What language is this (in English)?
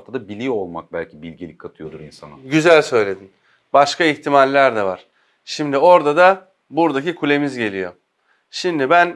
Turkish